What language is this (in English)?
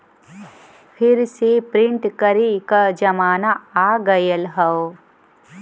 Bhojpuri